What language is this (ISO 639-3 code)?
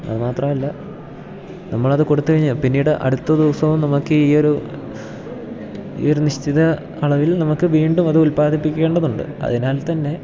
mal